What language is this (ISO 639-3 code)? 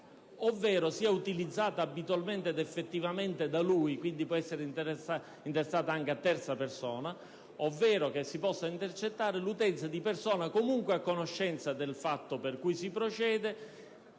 ita